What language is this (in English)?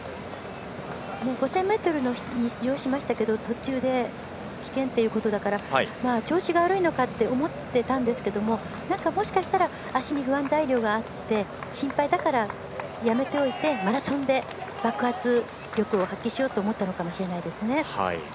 Japanese